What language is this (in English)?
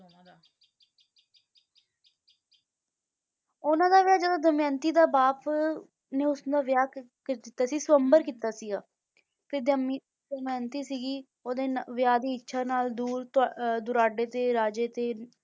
Punjabi